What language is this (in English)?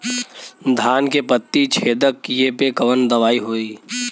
Bhojpuri